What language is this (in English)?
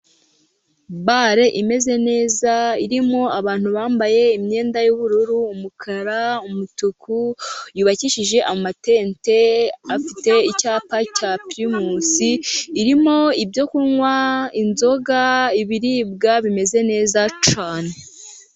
Kinyarwanda